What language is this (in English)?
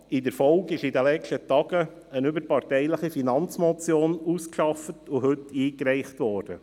Swiss German